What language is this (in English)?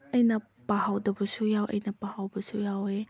Manipuri